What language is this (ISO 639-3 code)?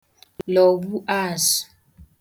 ibo